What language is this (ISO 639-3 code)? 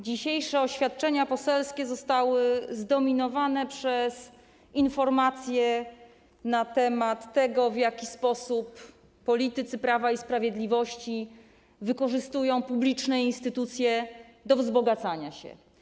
pol